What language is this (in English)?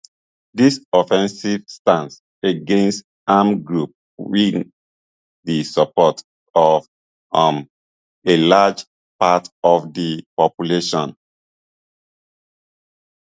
Nigerian Pidgin